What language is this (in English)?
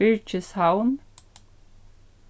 Faroese